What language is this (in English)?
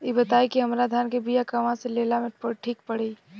Bhojpuri